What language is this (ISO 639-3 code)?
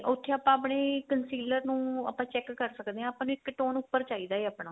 pan